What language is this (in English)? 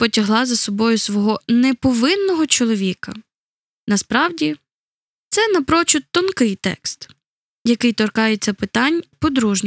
Ukrainian